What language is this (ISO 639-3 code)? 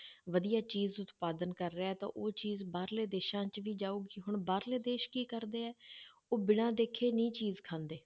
pan